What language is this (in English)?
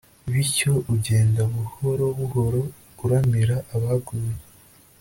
Kinyarwanda